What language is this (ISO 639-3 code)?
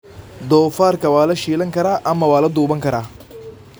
som